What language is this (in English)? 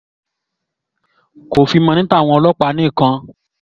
Yoruba